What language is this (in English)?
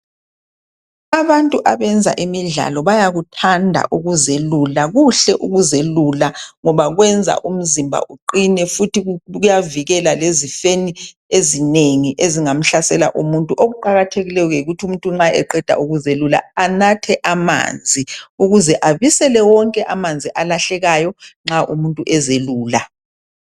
North Ndebele